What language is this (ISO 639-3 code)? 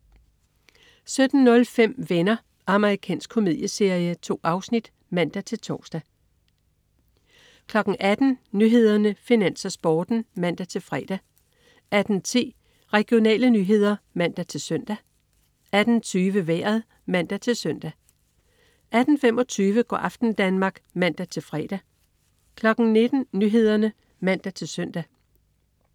dan